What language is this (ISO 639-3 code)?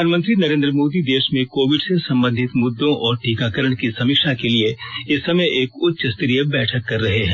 hin